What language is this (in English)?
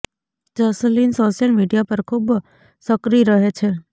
Gujarati